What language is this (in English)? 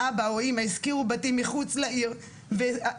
Hebrew